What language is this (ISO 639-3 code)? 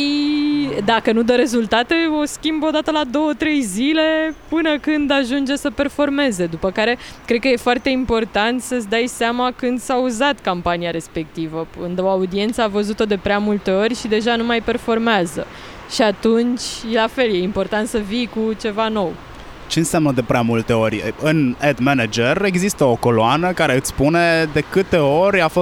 ron